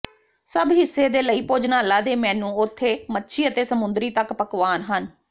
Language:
Punjabi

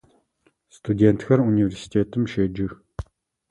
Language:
Adyghe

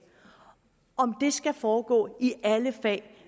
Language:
Danish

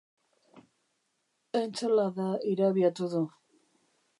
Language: Basque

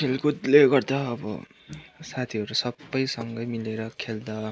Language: Nepali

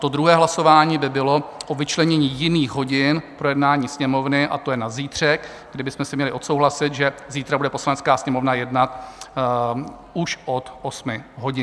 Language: Czech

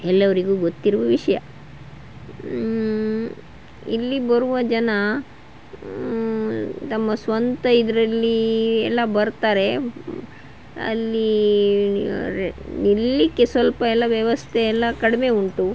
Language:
Kannada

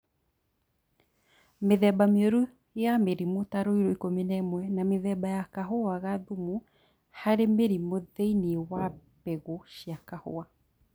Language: Kikuyu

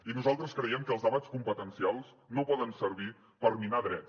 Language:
Catalan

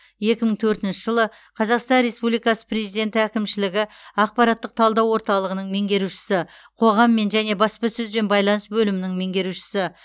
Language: Kazakh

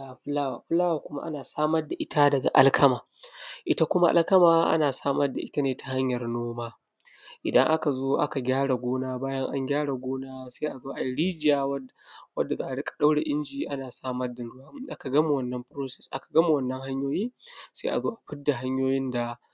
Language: Hausa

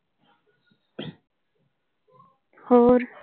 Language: Punjabi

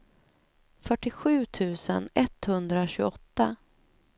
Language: Swedish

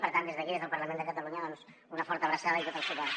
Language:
Catalan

